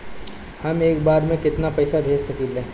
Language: Bhojpuri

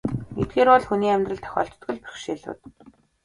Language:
Mongolian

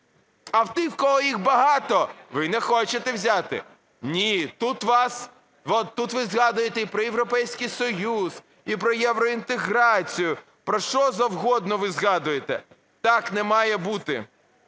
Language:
Ukrainian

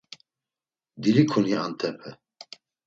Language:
Laz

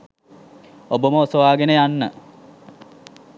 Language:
Sinhala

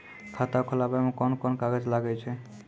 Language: Maithili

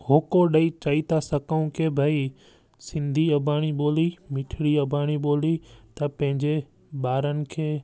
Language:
Sindhi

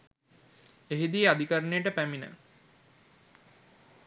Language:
Sinhala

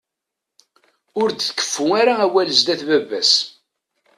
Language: Kabyle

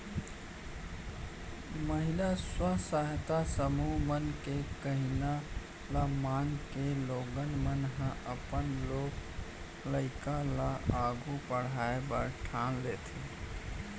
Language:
Chhattisgarhi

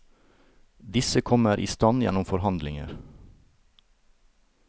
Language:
Norwegian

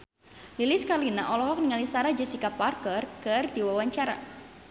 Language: Sundanese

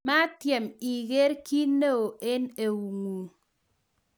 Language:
Kalenjin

